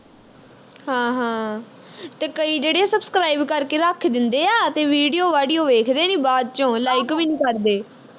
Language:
Punjabi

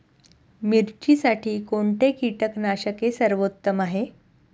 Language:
Marathi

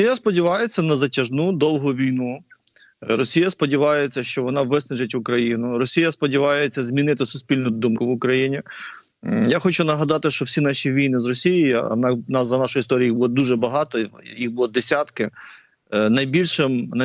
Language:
Ukrainian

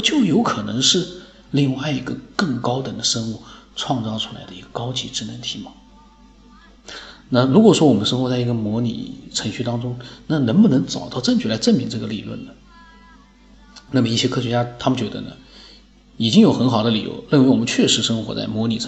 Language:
Chinese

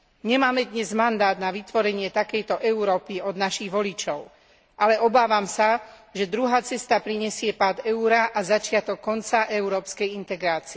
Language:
Slovak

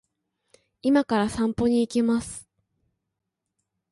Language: Japanese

